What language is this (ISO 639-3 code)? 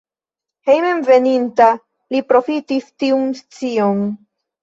epo